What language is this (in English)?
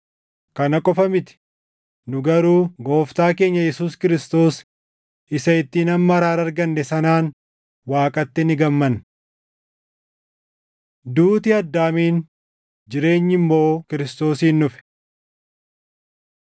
Oromo